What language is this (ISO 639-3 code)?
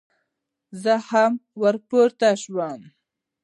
pus